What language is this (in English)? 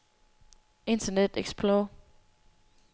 Danish